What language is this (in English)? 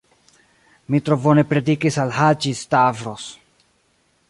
Esperanto